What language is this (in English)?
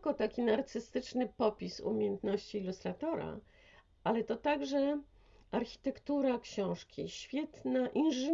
Polish